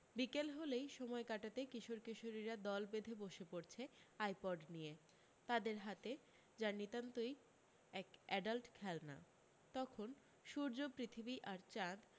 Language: Bangla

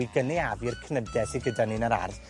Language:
Welsh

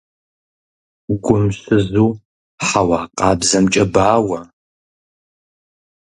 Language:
Kabardian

